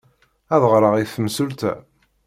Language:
Kabyle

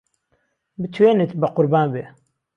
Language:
Central Kurdish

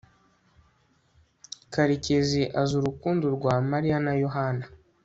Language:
Kinyarwanda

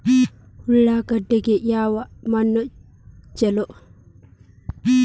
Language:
Kannada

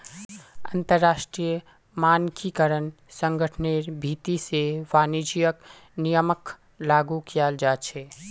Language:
Magahi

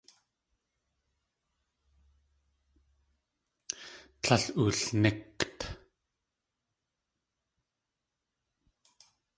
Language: Tlingit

